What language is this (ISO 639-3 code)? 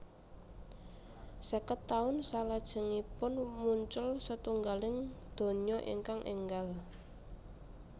jav